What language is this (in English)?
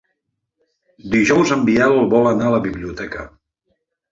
Catalan